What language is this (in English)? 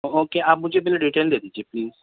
Urdu